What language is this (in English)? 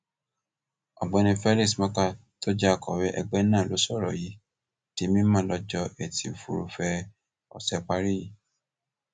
Yoruba